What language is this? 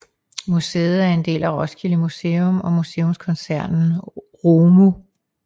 Danish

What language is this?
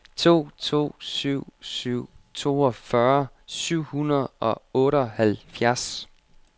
Danish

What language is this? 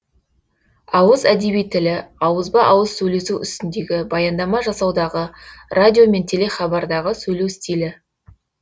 Kazakh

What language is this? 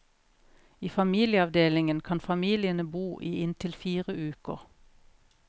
Norwegian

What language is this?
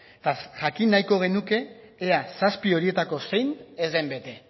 Basque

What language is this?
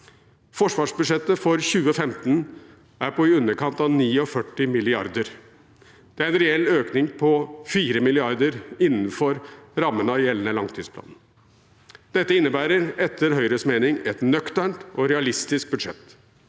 Norwegian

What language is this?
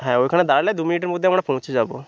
Bangla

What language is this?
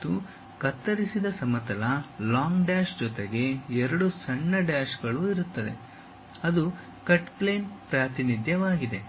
Kannada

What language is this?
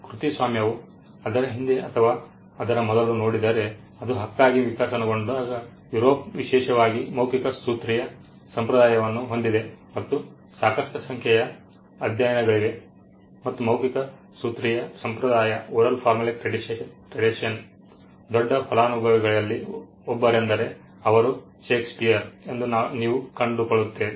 Kannada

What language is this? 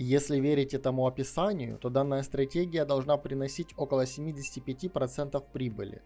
Russian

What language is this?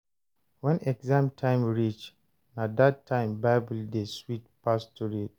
Nigerian Pidgin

